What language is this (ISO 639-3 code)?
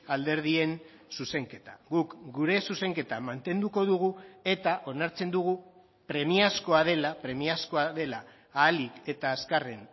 eus